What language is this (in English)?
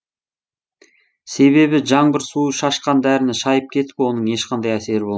Kazakh